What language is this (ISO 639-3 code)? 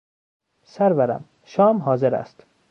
fas